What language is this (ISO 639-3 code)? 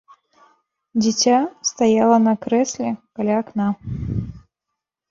bel